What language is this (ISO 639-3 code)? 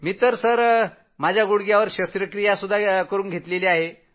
mar